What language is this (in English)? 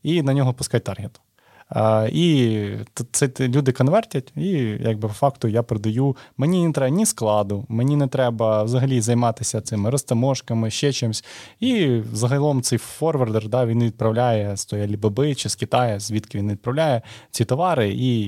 Ukrainian